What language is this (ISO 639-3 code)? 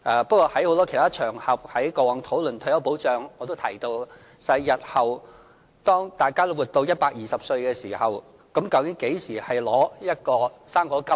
yue